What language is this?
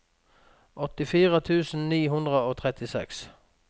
Norwegian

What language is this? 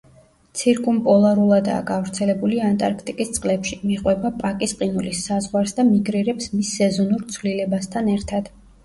Georgian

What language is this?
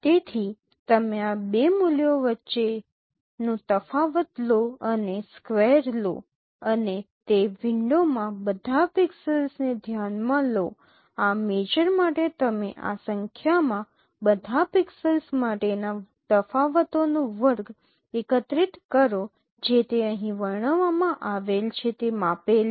Gujarati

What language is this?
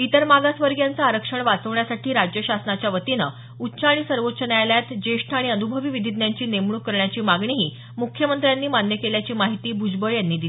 Marathi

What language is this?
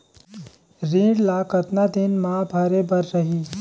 Chhattisgarhi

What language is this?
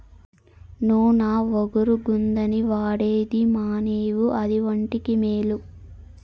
Telugu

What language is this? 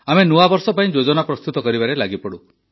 Odia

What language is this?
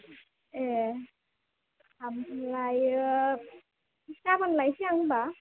Bodo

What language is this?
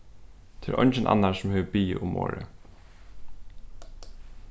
Faroese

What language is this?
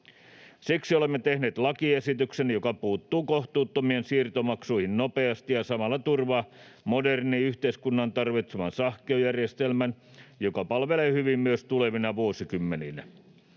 Finnish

